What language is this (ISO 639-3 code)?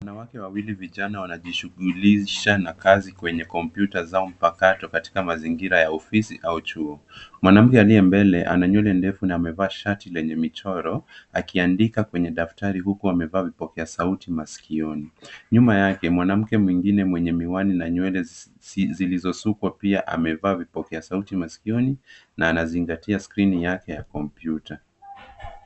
swa